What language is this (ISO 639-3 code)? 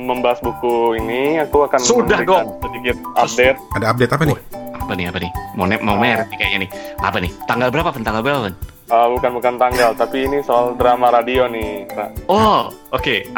ind